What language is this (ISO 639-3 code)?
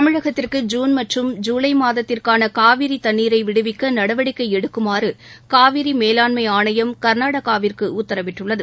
tam